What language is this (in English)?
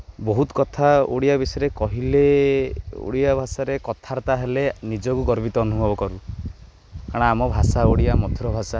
Odia